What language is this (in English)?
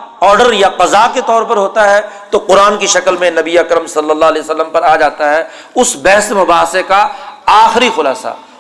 Urdu